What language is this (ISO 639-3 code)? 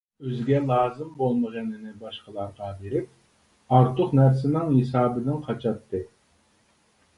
uig